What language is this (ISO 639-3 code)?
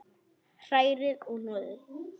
isl